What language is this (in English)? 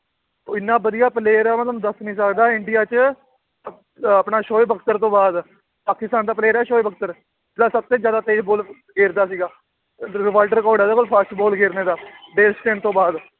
Punjabi